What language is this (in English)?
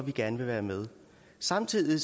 Danish